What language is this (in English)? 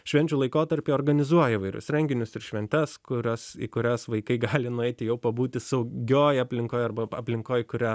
Lithuanian